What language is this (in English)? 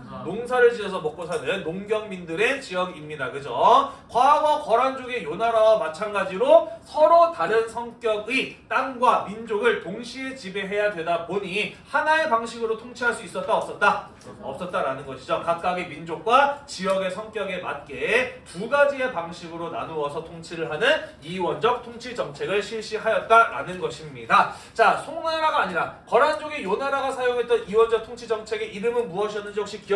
Korean